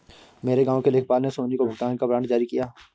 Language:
Hindi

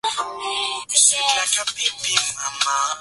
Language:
Swahili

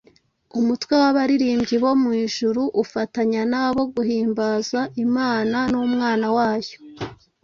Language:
Kinyarwanda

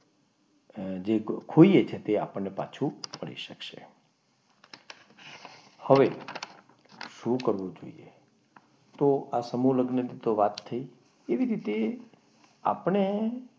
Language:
Gujarati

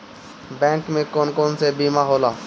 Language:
Bhojpuri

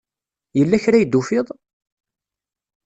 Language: Kabyle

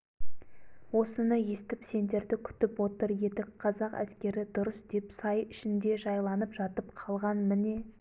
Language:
Kazakh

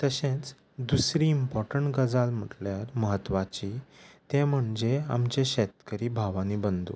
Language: Konkani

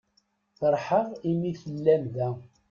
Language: Kabyle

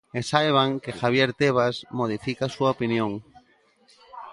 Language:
Galician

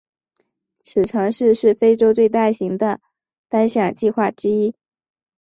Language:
Chinese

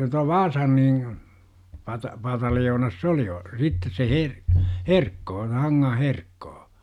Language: Finnish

